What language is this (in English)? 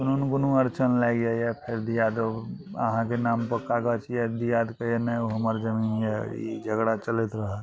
Maithili